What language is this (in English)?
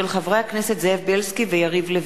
Hebrew